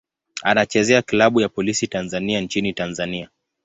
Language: Swahili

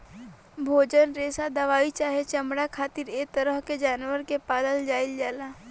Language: Bhojpuri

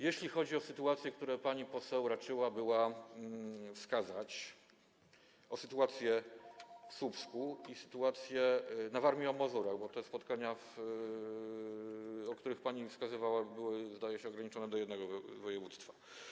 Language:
Polish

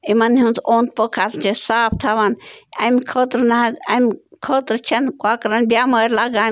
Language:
Kashmiri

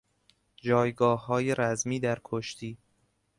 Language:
Persian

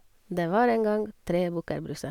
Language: Norwegian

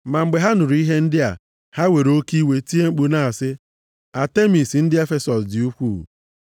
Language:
Igbo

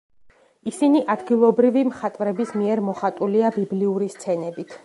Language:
Georgian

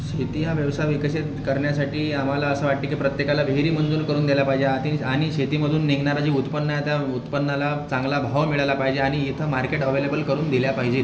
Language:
Marathi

